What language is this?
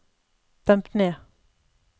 Norwegian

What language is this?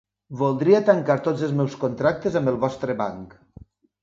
Catalan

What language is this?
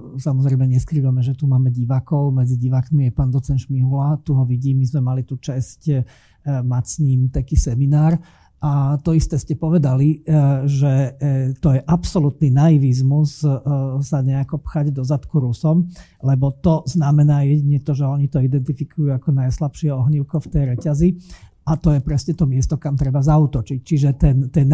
Slovak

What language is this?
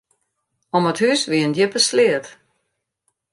Western Frisian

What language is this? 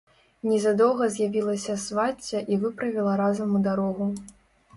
Belarusian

